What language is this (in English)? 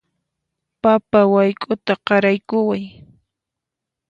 Puno Quechua